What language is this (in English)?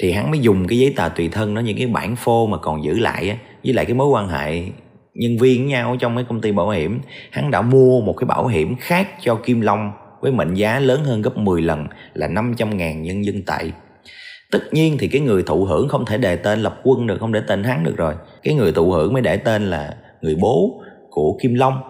Vietnamese